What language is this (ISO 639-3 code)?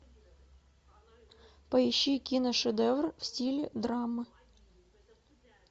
rus